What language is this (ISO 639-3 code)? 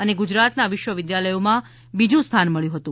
guj